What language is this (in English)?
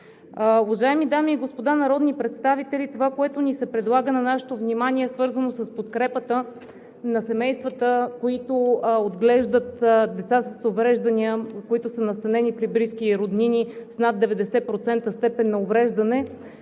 Bulgarian